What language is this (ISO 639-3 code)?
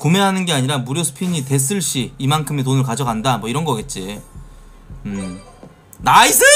kor